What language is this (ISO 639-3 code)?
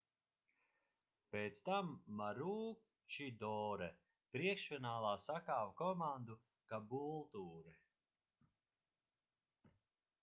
lav